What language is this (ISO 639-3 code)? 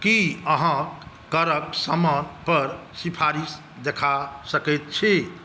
mai